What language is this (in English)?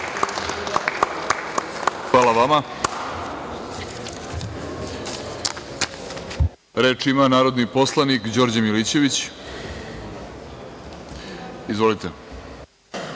Serbian